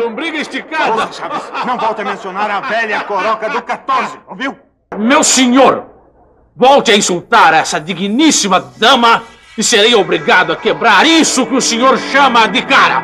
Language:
Portuguese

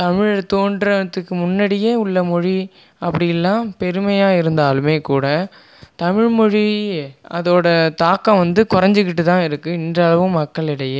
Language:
Tamil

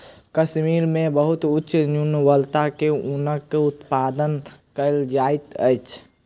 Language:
Maithili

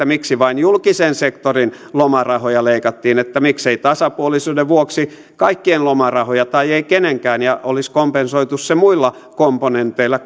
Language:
Finnish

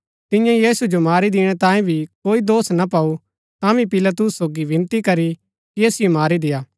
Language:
Gaddi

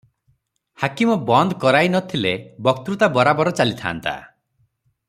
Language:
Odia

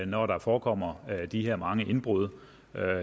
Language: Danish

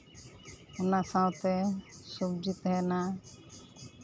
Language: Santali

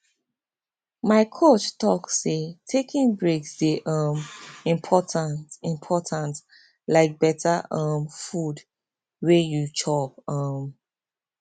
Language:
Nigerian Pidgin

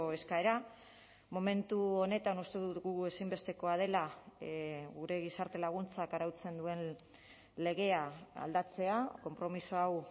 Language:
Basque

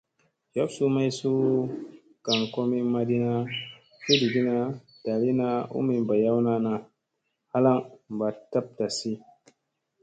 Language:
Musey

